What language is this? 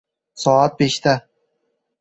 Uzbek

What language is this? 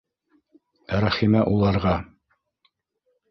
Bashkir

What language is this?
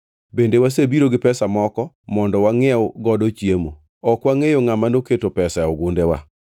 Luo (Kenya and Tanzania)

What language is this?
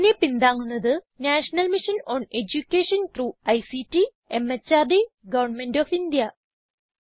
Malayalam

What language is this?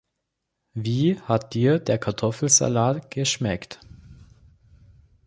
German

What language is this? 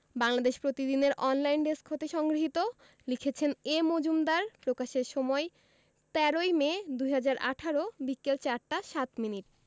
Bangla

